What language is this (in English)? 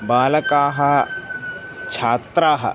Sanskrit